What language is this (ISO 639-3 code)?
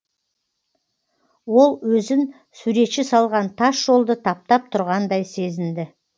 kaz